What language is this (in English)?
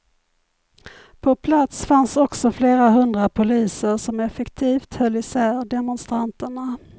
Swedish